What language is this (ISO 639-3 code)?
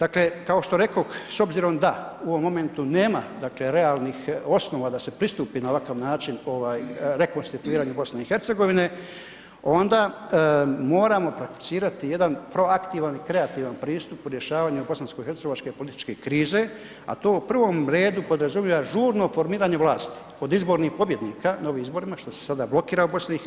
hrv